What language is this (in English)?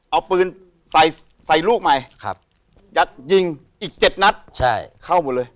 Thai